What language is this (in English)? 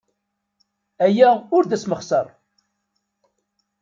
Kabyle